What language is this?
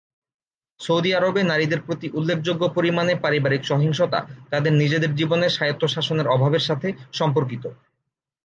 Bangla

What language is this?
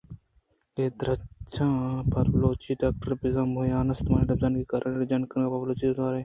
Eastern Balochi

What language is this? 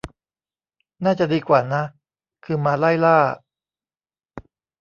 Thai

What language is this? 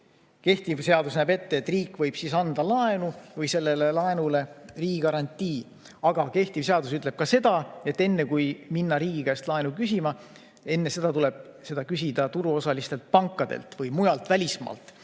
Estonian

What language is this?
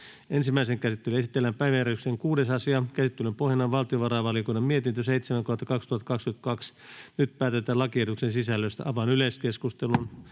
Finnish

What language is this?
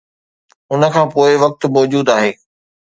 Sindhi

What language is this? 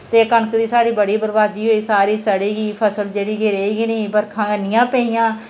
Dogri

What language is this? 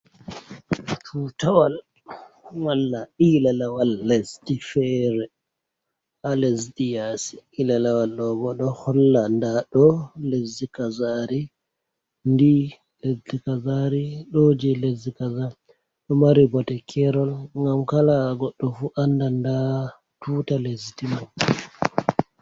Fula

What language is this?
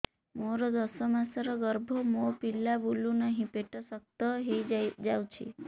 Odia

